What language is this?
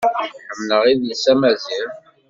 Kabyle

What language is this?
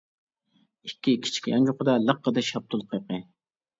Uyghur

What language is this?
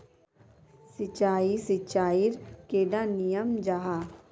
Magahi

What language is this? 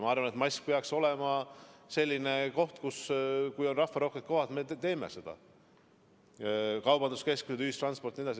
Estonian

